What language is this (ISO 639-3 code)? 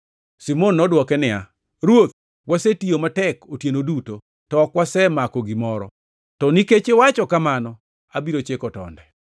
luo